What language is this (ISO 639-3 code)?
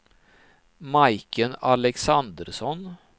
swe